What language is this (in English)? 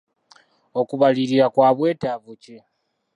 Ganda